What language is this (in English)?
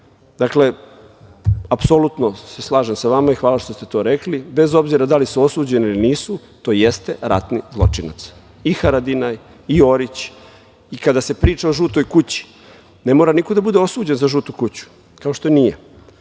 Serbian